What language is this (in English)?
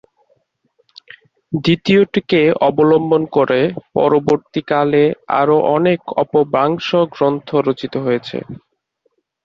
Bangla